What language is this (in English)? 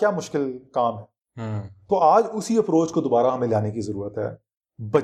Urdu